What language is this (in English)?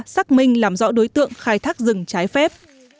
Vietnamese